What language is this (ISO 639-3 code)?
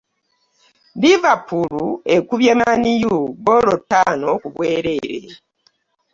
lug